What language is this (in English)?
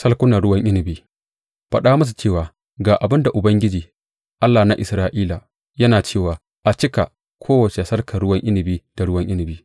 Hausa